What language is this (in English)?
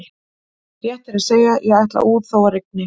Icelandic